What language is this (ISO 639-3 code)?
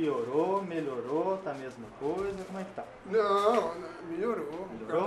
por